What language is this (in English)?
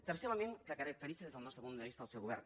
Catalan